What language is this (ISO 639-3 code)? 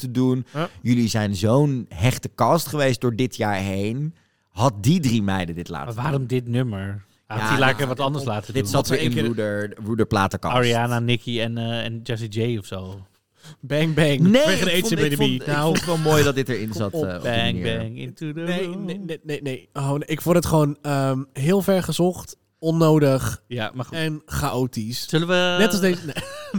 nld